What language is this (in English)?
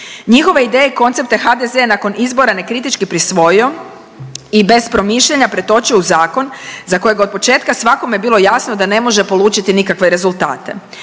Croatian